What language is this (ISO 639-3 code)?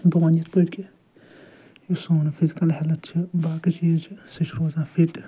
kas